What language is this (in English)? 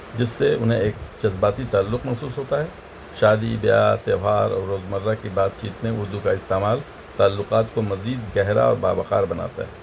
Urdu